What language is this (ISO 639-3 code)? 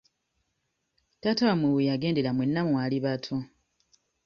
lug